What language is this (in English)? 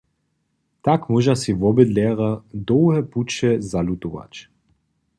Upper Sorbian